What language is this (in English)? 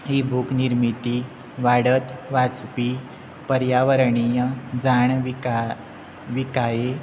Konkani